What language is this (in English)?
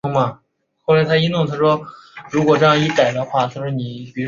Chinese